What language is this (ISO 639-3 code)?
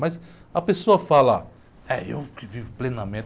por